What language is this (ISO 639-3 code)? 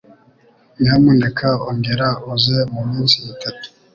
kin